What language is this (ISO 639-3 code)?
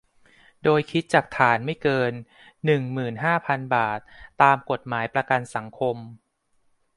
tha